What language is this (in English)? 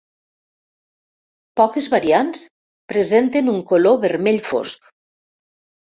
Catalan